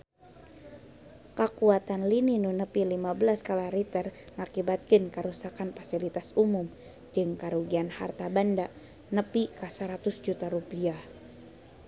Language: Sundanese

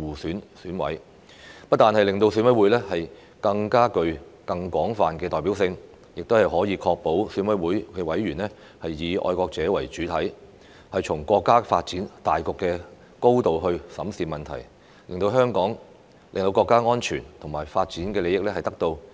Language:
Cantonese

